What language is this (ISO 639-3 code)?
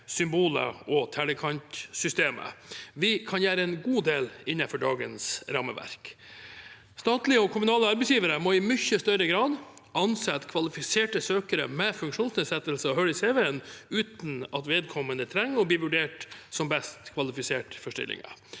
nor